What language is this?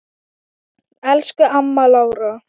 Icelandic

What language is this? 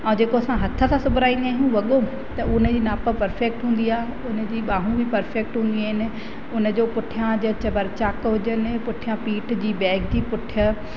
Sindhi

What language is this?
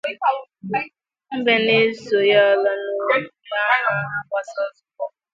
Igbo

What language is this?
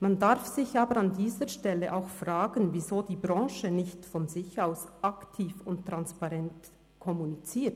Swiss German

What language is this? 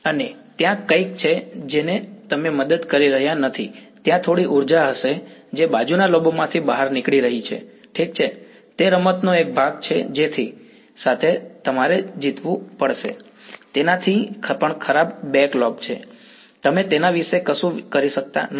Gujarati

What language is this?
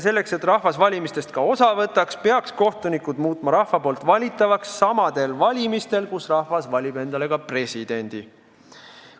Estonian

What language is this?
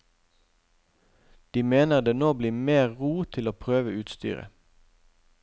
Norwegian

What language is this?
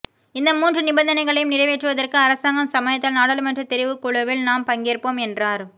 Tamil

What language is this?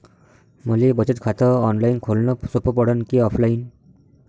Marathi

